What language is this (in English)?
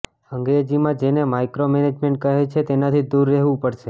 Gujarati